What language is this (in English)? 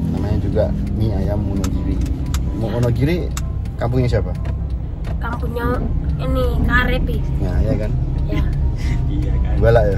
Indonesian